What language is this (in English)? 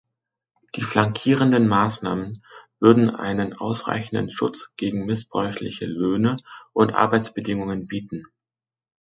German